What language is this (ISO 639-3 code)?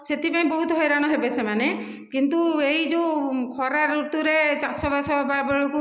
ori